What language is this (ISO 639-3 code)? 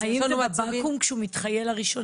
heb